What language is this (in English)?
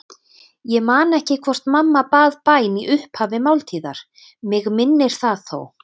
Icelandic